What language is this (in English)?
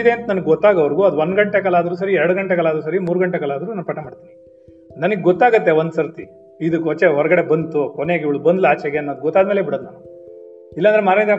Kannada